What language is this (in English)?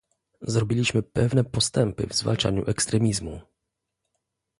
Polish